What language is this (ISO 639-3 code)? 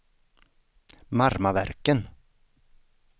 swe